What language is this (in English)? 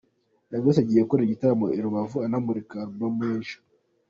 Kinyarwanda